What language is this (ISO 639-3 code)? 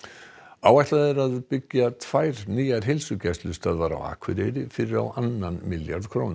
isl